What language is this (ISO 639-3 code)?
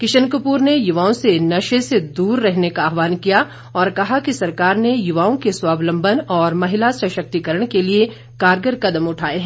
hin